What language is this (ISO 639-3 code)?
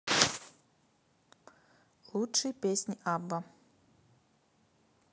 rus